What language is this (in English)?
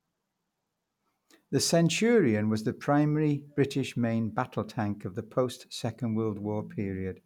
English